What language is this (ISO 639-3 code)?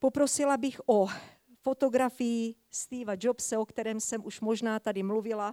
ces